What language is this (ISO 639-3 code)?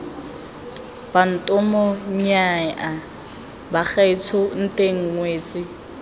tsn